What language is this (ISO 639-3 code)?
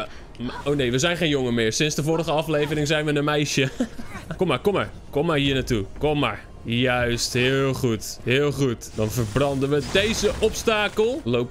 nld